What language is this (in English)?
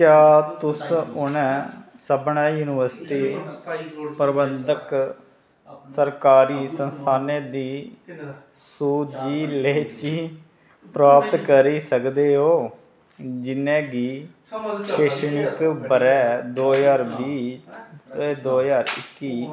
Dogri